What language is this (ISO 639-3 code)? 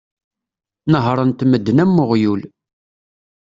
kab